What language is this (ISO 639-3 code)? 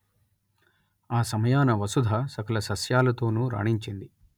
tel